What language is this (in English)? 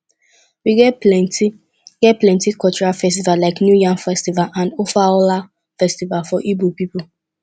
Nigerian Pidgin